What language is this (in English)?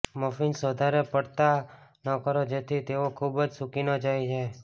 Gujarati